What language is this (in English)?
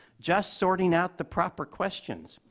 English